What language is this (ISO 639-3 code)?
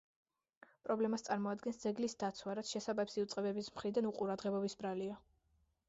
kat